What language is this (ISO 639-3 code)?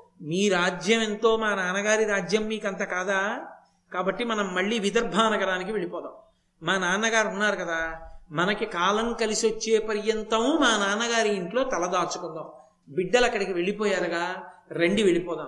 tel